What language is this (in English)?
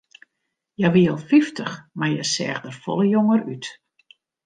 Western Frisian